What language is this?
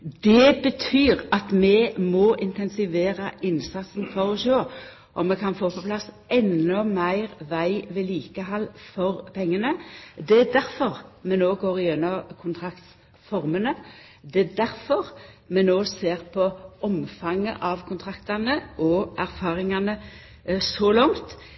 Norwegian Nynorsk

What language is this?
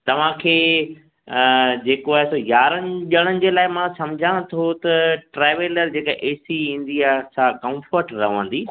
Sindhi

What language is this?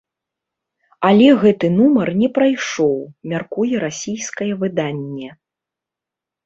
Belarusian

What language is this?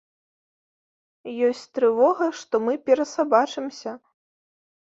Belarusian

